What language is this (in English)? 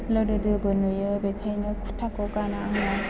Bodo